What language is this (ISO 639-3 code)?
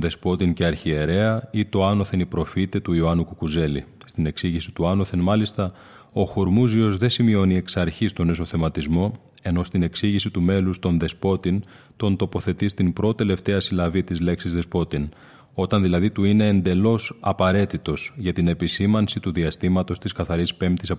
ell